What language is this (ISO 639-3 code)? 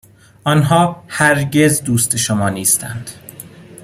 fas